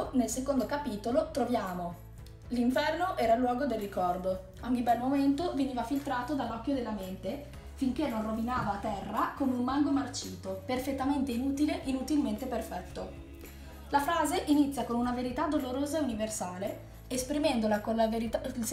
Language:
Italian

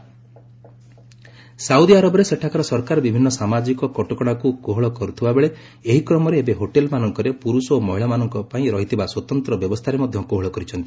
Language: Odia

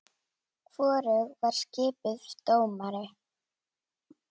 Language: Icelandic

